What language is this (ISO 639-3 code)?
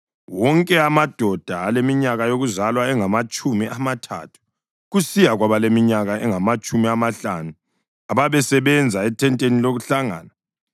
nde